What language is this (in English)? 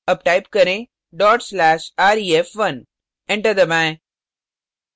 Hindi